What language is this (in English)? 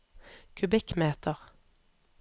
Norwegian